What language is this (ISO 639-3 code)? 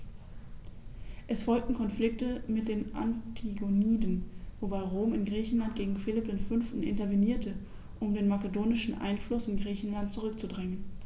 deu